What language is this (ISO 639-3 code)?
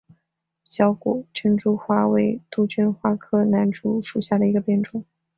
zho